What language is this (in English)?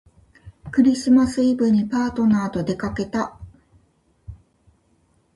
Japanese